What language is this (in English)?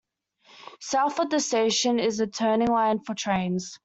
English